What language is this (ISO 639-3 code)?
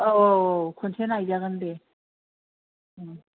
brx